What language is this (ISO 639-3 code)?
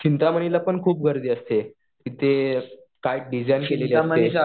mar